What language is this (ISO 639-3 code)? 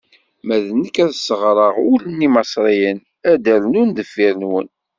kab